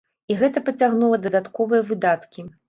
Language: Belarusian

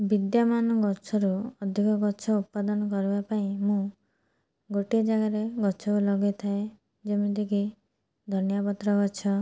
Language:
Odia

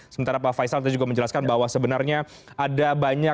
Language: Indonesian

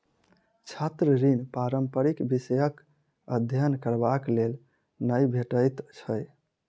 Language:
Maithili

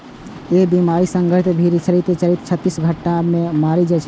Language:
Maithili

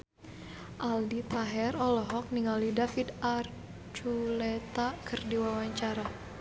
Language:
Sundanese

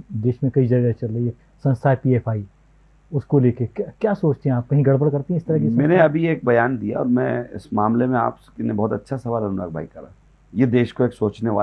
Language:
Hindi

